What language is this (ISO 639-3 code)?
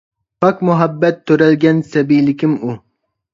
uig